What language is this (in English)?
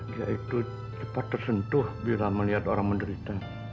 Indonesian